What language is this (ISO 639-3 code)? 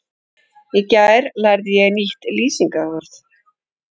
isl